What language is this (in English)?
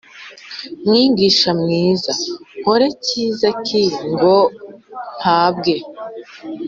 Kinyarwanda